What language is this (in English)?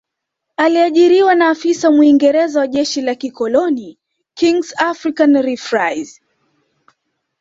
Swahili